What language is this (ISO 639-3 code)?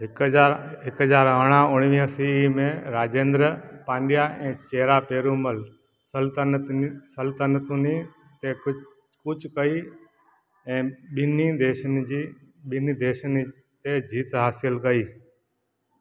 snd